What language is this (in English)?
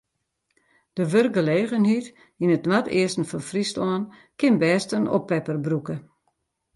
Western Frisian